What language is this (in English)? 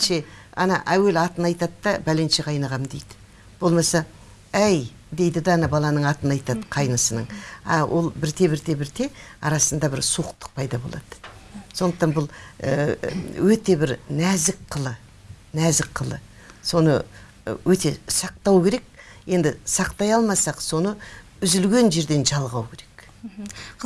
Turkish